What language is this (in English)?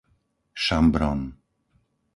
Slovak